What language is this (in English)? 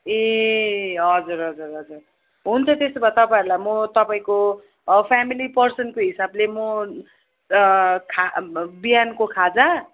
Nepali